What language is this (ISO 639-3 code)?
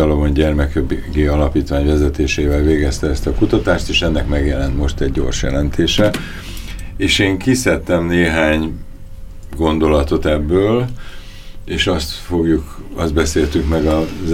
hun